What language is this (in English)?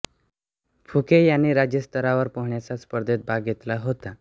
Marathi